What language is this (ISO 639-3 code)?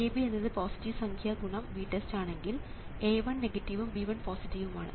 mal